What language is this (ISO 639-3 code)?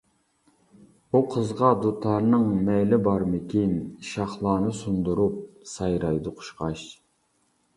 uig